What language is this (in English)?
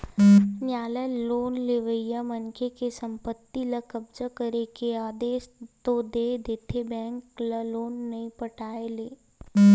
Chhattisgarhi